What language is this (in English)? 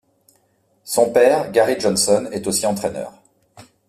French